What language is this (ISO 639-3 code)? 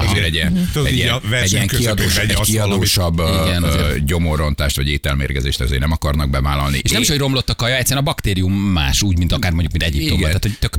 hun